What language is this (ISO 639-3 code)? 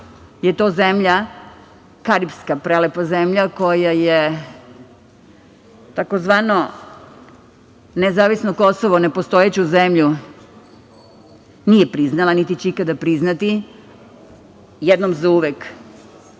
srp